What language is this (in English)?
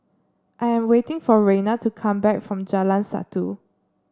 English